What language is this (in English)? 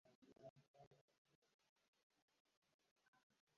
Uzbek